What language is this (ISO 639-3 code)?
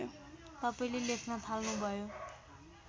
nep